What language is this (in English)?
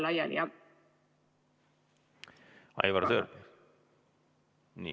Estonian